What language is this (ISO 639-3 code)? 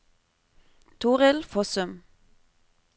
nor